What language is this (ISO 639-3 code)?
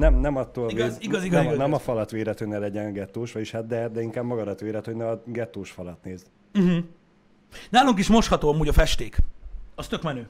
hun